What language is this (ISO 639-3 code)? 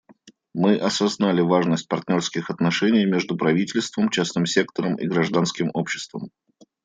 rus